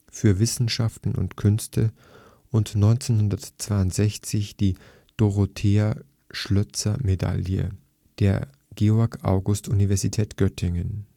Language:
German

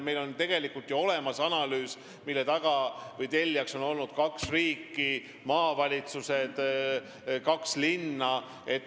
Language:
Estonian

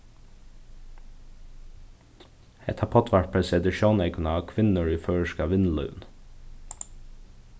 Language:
Faroese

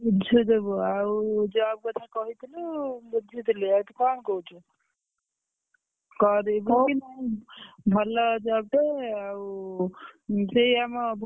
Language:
Odia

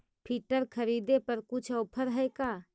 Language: Magahi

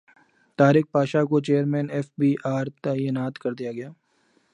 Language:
Urdu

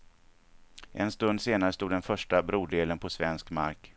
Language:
Swedish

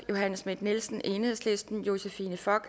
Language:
Danish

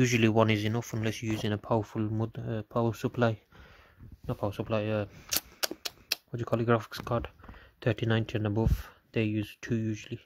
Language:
English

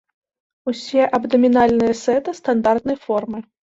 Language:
Belarusian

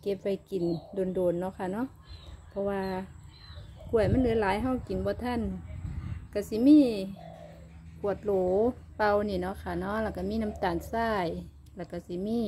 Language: Thai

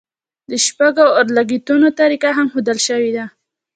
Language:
Pashto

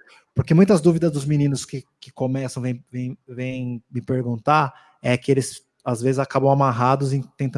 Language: Portuguese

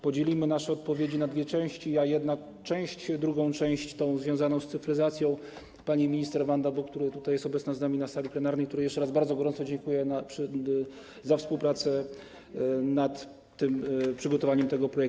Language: Polish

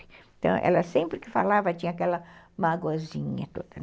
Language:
Portuguese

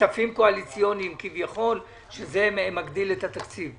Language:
Hebrew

